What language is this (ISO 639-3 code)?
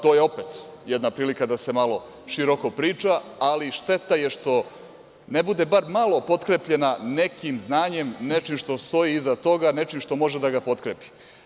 srp